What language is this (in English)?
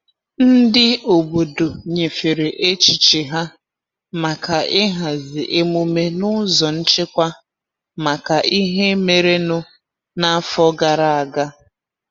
Igbo